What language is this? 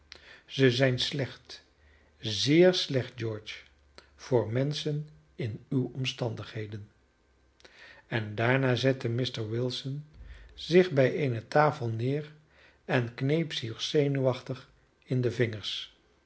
Dutch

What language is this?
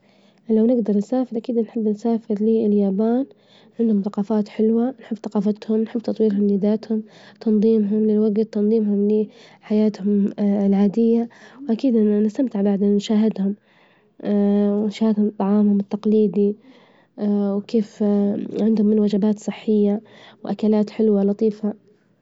Libyan Arabic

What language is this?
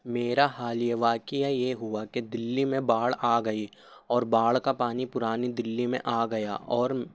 Urdu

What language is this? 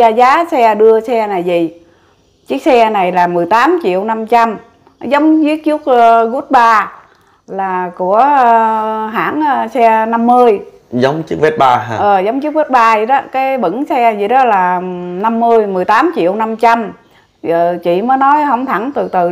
Vietnamese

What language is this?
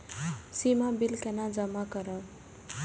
Maithili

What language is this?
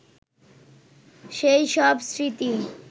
Bangla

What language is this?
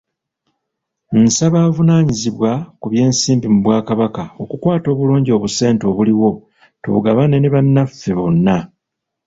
Ganda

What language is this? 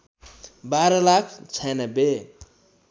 Nepali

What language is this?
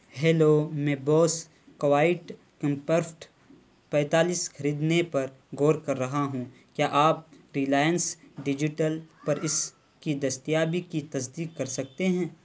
Urdu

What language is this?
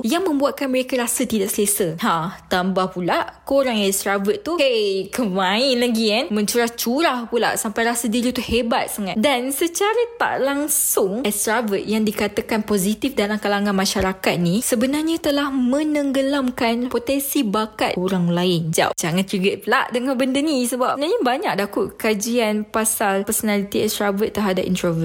Malay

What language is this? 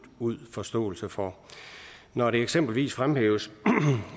Danish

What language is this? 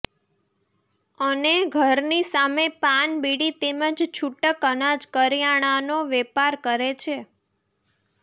Gujarati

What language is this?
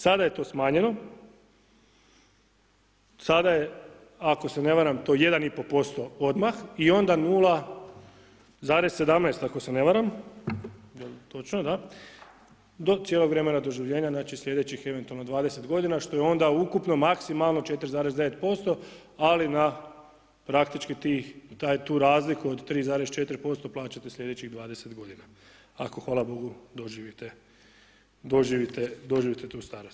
Croatian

